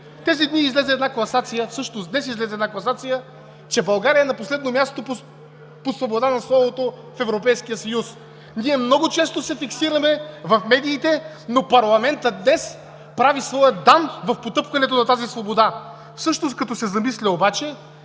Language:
Bulgarian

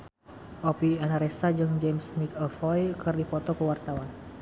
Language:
Sundanese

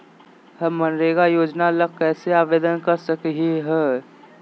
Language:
Magahi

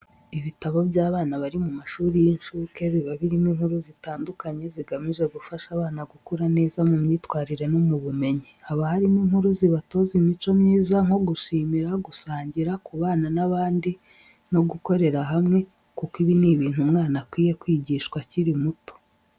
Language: Kinyarwanda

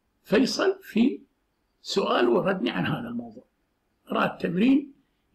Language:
Arabic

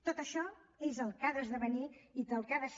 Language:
Catalan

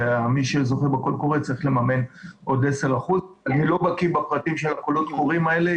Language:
Hebrew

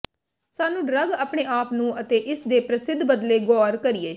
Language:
Punjabi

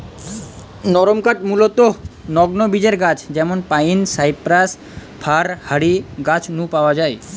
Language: Bangla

